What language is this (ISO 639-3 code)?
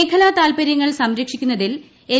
mal